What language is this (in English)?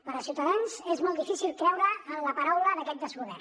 Catalan